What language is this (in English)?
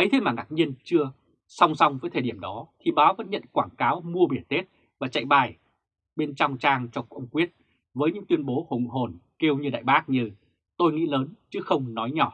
Vietnamese